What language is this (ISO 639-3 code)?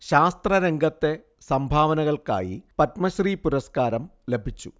mal